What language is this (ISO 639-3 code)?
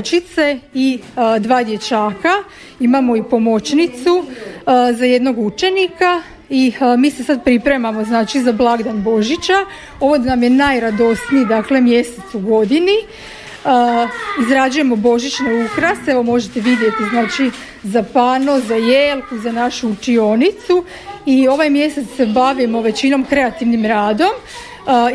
hrv